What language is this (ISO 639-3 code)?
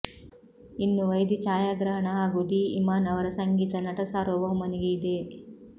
kan